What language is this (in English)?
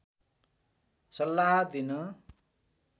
Nepali